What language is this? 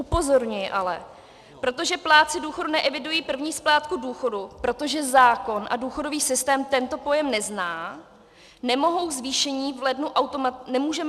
Czech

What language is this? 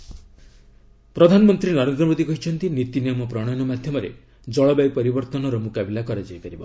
Odia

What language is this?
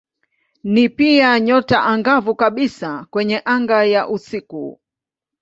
Swahili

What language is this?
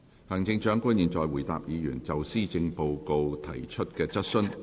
Cantonese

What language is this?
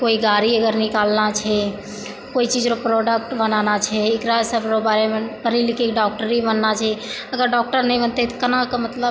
Maithili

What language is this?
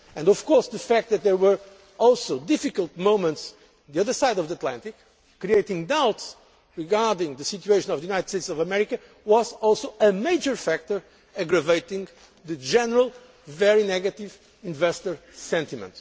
English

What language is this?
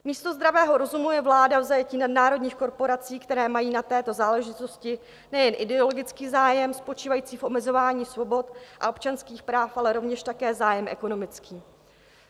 Czech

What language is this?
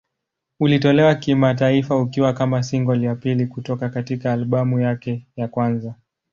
Swahili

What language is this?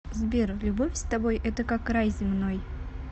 Russian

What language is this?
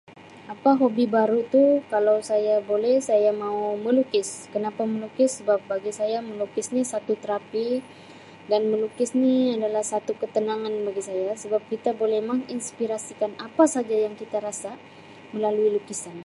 Sabah Malay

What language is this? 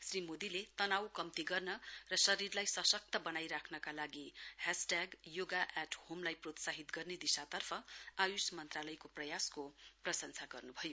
Nepali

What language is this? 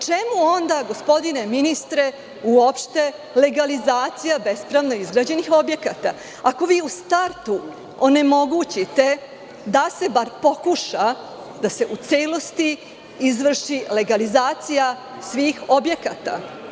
Serbian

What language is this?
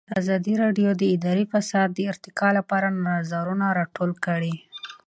Pashto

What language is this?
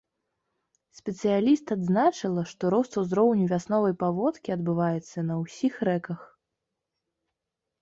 Belarusian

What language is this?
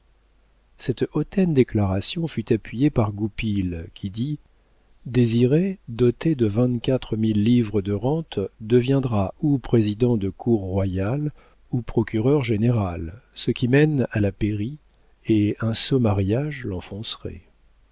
French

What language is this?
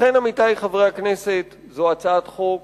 Hebrew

